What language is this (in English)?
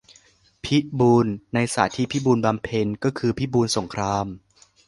Thai